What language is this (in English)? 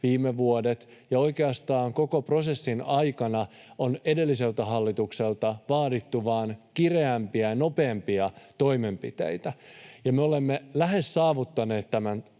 Finnish